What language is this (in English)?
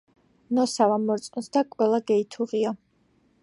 Georgian